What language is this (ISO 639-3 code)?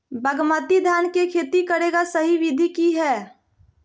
mag